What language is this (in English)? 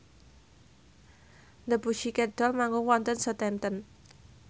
Javanese